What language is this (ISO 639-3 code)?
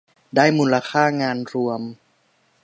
tha